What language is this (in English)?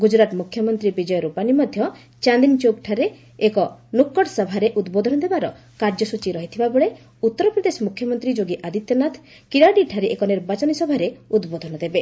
Odia